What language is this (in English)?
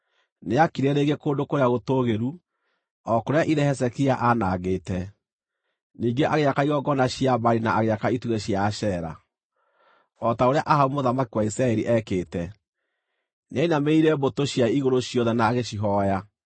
Kikuyu